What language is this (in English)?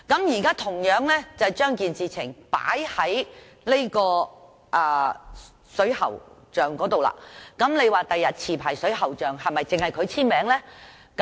Cantonese